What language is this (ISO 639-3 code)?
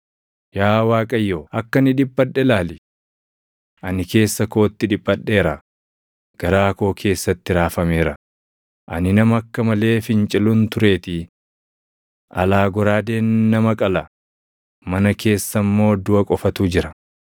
orm